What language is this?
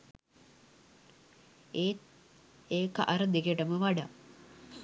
Sinhala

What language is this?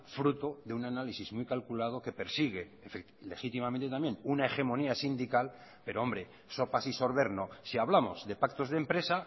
Spanish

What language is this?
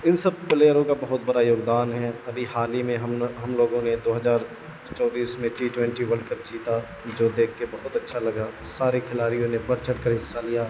Urdu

